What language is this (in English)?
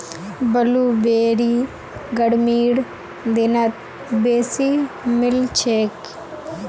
Magahi